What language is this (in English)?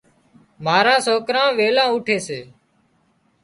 Wadiyara Koli